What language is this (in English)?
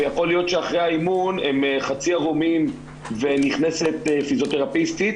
Hebrew